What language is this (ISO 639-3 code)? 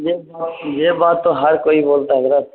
urd